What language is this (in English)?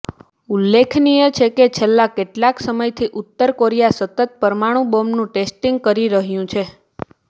Gujarati